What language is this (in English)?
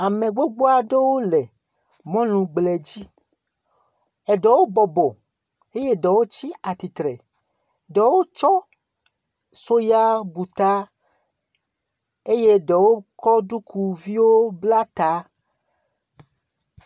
Ewe